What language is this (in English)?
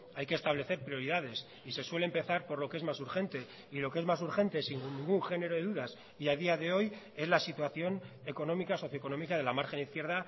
Spanish